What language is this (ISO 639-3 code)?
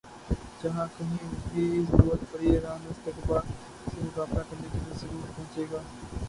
urd